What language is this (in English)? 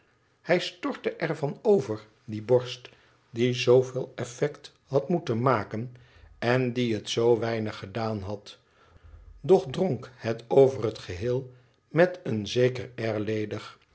Dutch